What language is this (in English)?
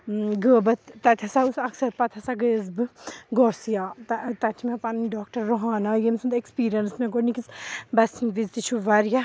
Kashmiri